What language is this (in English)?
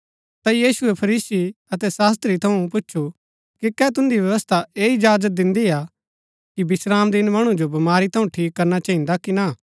Gaddi